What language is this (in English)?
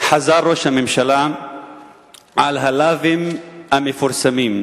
Hebrew